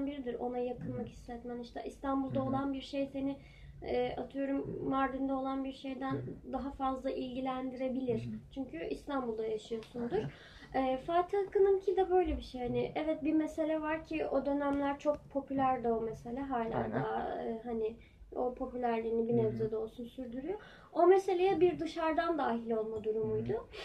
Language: Turkish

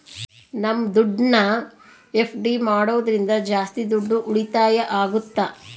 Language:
Kannada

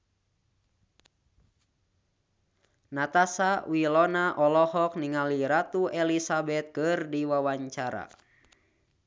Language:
Sundanese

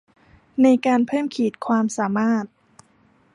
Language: Thai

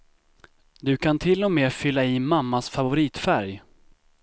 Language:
Swedish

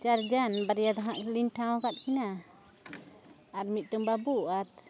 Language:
Santali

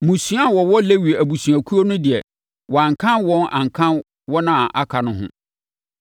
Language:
Akan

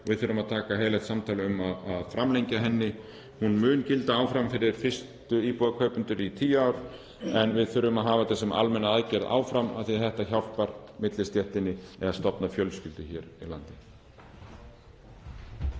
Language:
Icelandic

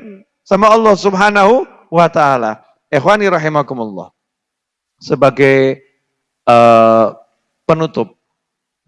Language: Indonesian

